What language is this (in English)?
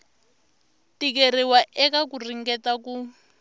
Tsonga